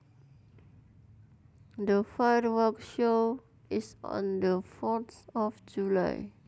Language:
Javanese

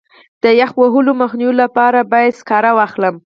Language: Pashto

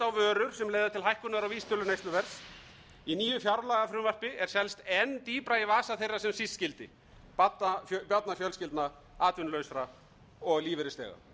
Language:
Icelandic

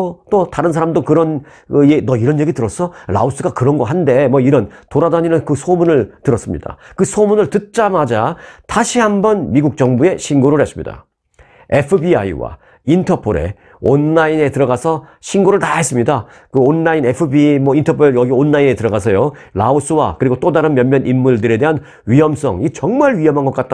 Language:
Korean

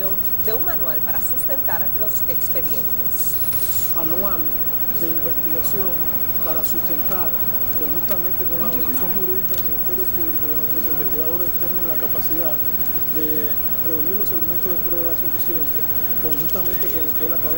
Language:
Spanish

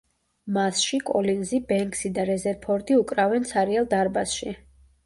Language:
Georgian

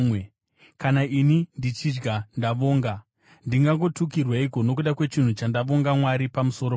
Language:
Shona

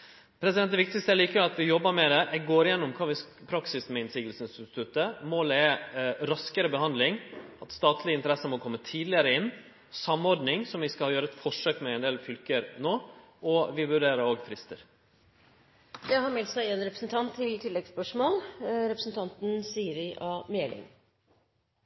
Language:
Norwegian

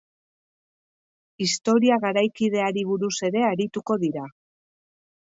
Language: Basque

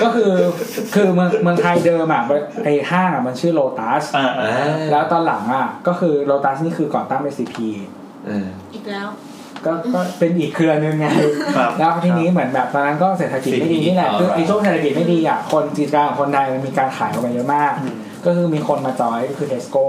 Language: Thai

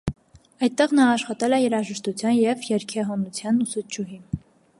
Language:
Armenian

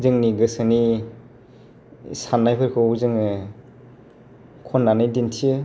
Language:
Bodo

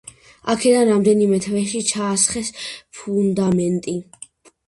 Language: Georgian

